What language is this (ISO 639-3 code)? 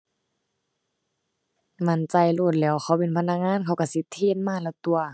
tha